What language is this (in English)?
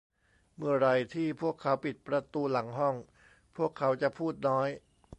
Thai